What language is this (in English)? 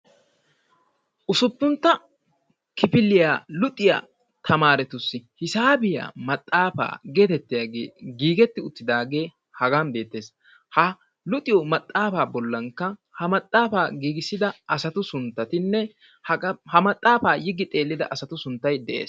Wolaytta